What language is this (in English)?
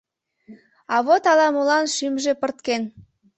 Mari